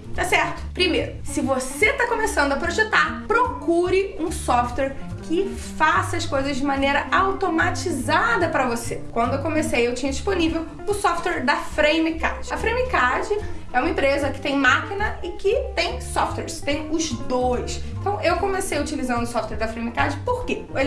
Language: Portuguese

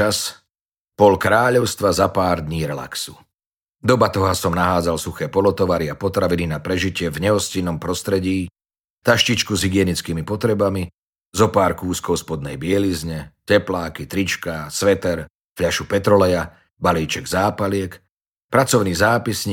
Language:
Slovak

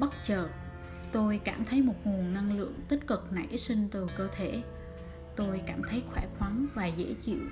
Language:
Vietnamese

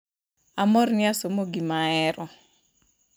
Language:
Luo (Kenya and Tanzania)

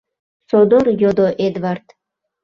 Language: Mari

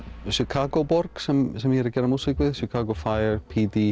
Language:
Icelandic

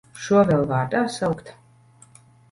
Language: Latvian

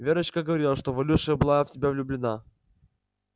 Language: Russian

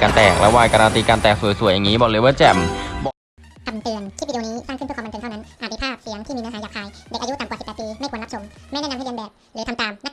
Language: Thai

